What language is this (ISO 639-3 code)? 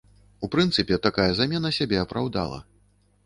bel